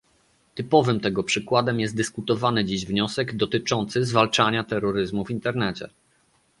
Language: Polish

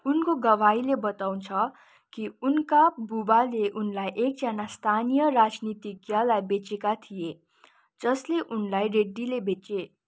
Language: Nepali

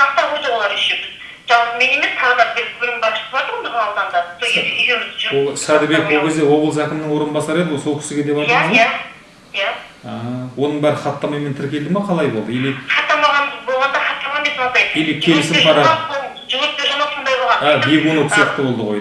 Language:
Kazakh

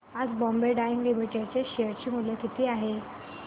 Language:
Marathi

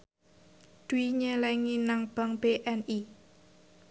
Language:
Javanese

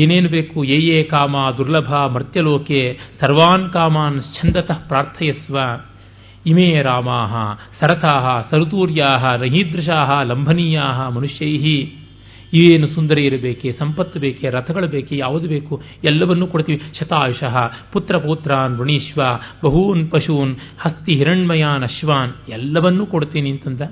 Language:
Kannada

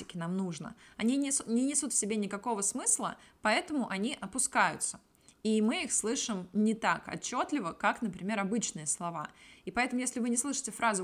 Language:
Russian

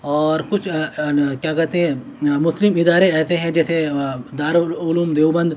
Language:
Urdu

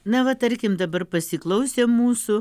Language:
Lithuanian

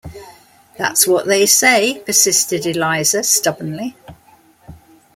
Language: English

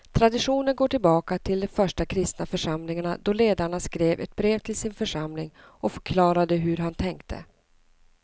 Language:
Swedish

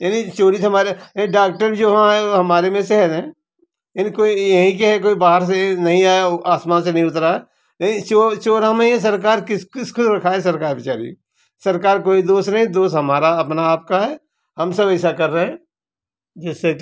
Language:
Hindi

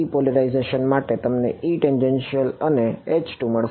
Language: Gujarati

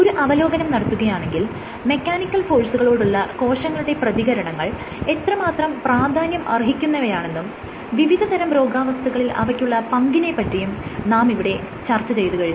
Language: Malayalam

